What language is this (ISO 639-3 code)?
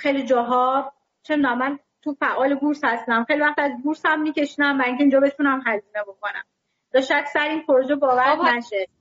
fas